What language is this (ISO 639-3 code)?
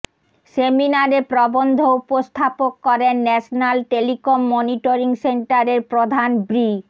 ben